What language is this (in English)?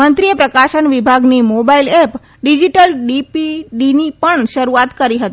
Gujarati